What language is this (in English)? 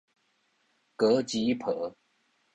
Min Nan Chinese